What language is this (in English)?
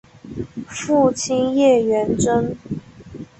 Chinese